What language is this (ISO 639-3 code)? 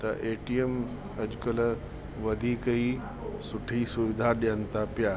snd